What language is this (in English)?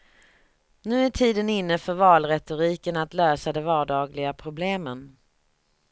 Swedish